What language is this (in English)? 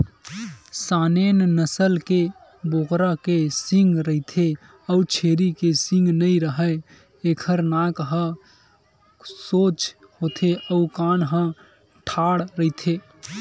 Chhattisgarhi